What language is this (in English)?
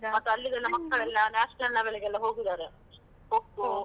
Kannada